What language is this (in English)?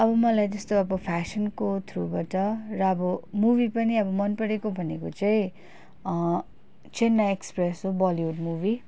Nepali